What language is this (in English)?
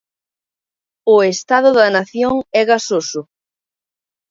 Galician